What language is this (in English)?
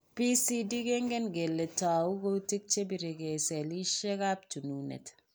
Kalenjin